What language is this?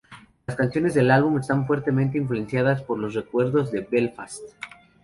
Spanish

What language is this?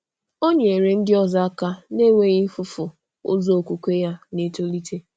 Igbo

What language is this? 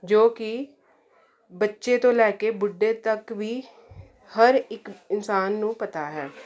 Punjabi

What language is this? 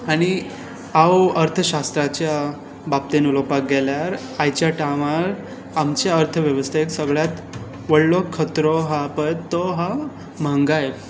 Konkani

